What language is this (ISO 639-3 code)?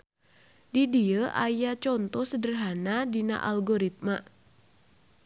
sun